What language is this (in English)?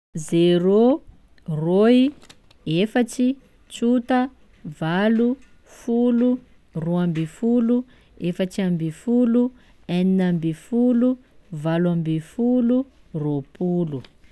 Sakalava Malagasy